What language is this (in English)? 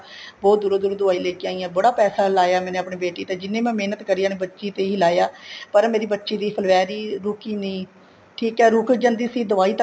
Punjabi